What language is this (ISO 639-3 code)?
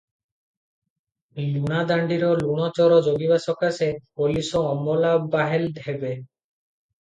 ori